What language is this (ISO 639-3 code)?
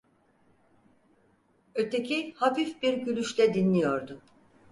tur